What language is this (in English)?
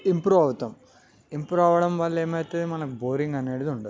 Telugu